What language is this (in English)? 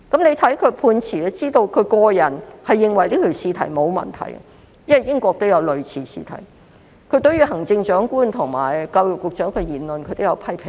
Cantonese